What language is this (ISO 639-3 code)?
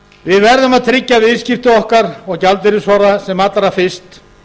isl